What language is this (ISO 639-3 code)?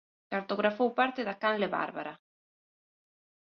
glg